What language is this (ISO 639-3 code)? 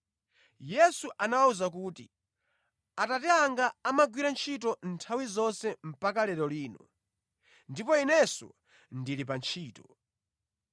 nya